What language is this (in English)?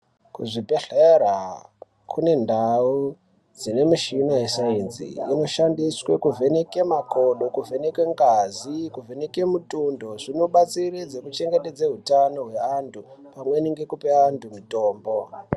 Ndau